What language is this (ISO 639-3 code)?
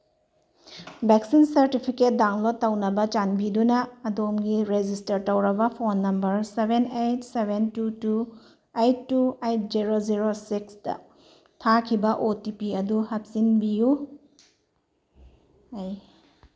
mni